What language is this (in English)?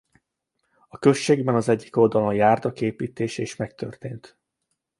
Hungarian